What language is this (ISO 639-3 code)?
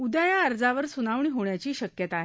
mar